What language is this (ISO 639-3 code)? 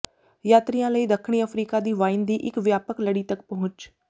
pan